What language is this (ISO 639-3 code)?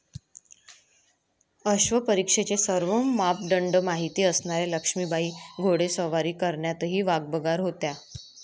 mar